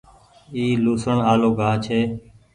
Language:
Goaria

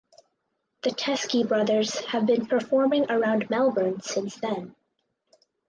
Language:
English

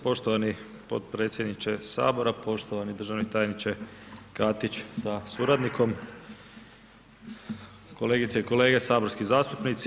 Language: Croatian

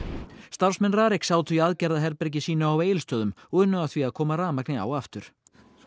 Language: Icelandic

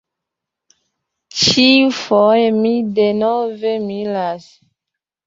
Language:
Esperanto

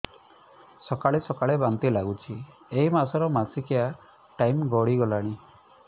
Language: Odia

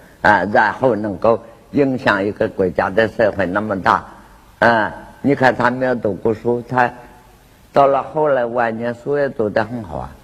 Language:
Chinese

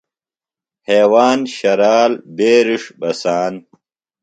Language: Phalura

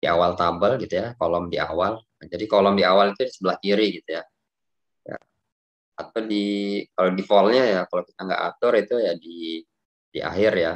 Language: Indonesian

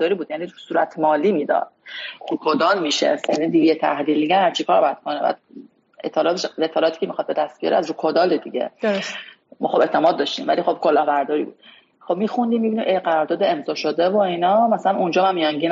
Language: Persian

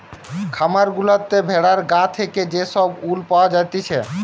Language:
Bangla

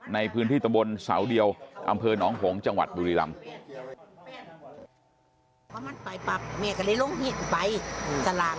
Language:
Thai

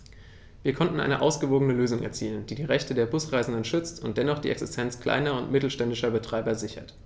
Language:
German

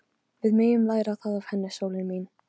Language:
Icelandic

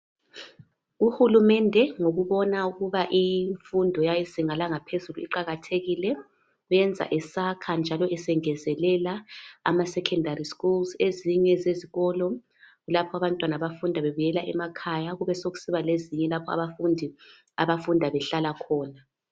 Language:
North Ndebele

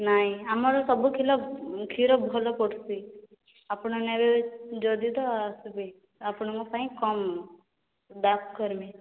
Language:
Odia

